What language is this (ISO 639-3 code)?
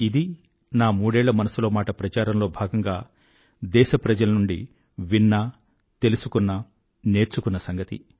tel